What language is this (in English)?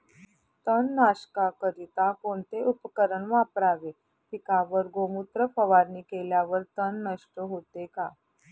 Marathi